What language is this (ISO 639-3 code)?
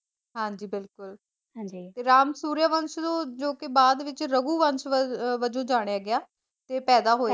pan